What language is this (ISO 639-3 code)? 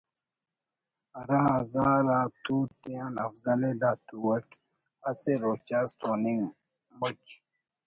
brh